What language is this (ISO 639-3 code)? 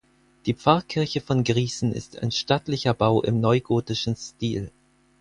deu